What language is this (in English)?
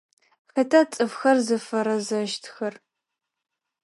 Adyghe